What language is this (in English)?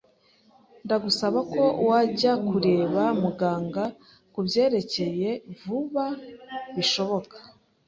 Kinyarwanda